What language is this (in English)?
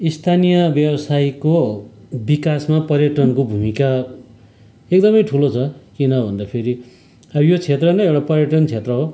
Nepali